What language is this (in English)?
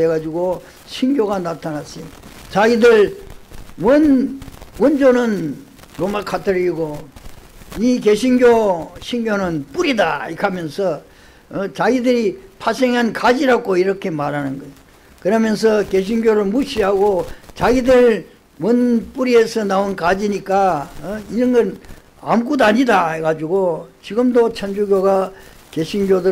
Korean